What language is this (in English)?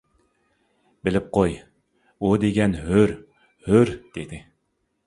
Uyghur